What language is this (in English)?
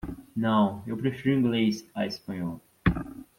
Portuguese